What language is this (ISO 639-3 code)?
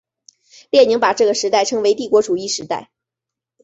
zho